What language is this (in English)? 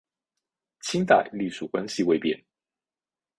Chinese